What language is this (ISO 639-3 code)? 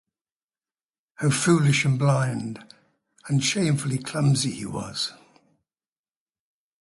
eng